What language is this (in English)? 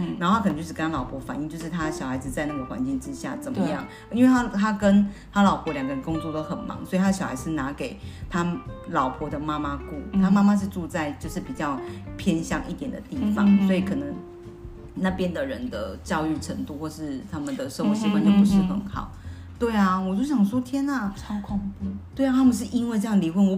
Chinese